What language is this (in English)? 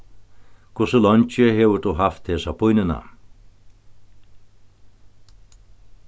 Faroese